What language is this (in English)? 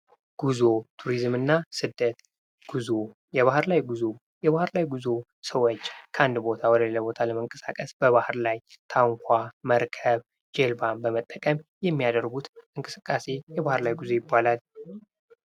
Amharic